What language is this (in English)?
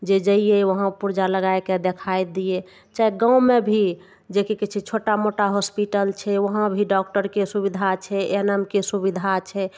Maithili